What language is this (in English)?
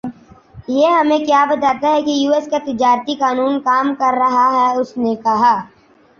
Urdu